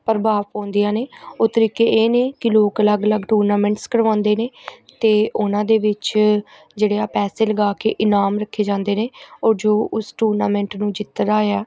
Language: Punjabi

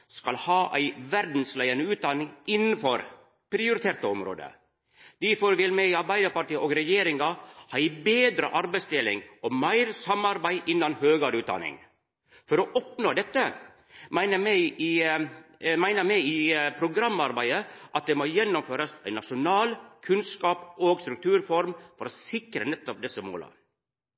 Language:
Norwegian Nynorsk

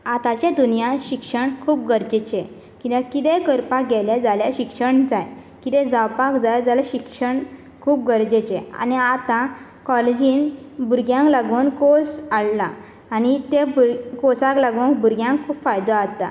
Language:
Konkani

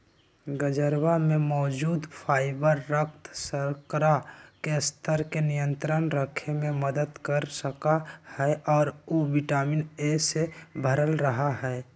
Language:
Magahi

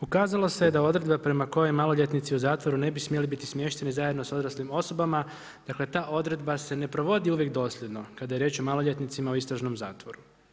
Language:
Croatian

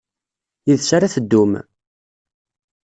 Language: Kabyle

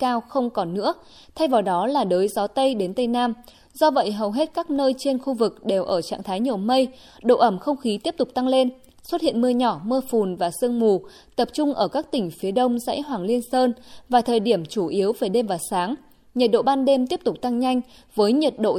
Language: Vietnamese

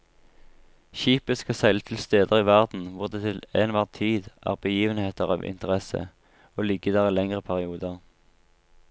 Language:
Norwegian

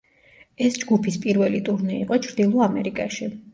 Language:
Georgian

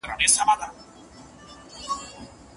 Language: Pashto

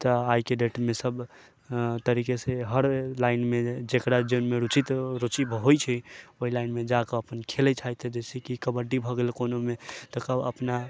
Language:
Maithili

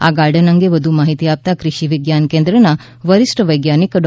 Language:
Gujarati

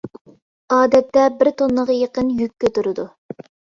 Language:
Uyghur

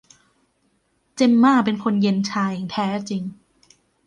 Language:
Thai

